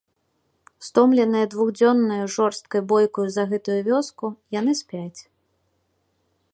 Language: Belarusian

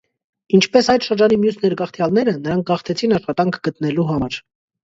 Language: Armenian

